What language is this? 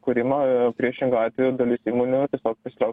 Lithuanian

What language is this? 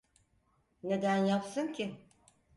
Turkish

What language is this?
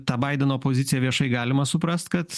Lithuanian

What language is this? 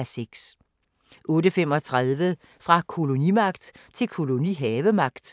Danish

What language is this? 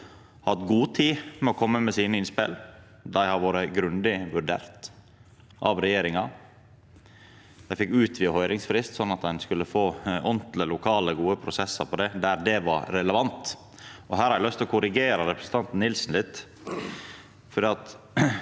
Norwegian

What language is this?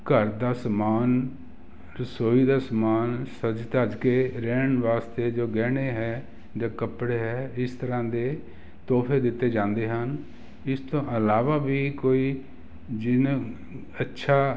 Punjabi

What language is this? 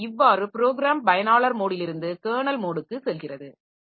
Tamil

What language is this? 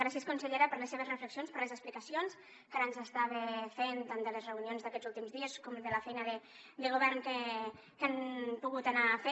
Catalan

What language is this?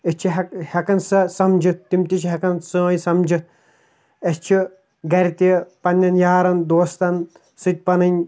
Kashmiri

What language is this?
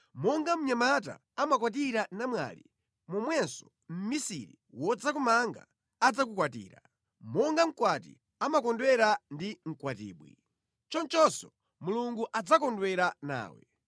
Nyanja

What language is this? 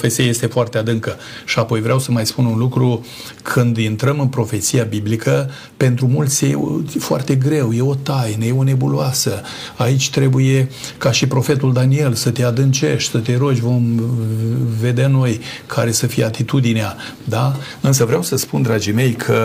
Romanian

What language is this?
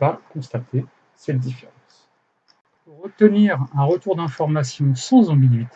French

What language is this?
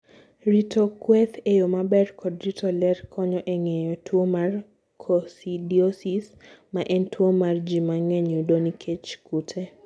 Luo (Kenya and Tanzania)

